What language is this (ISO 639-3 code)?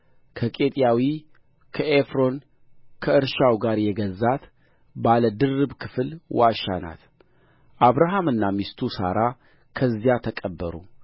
amh